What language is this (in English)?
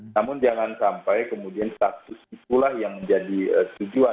Indonesian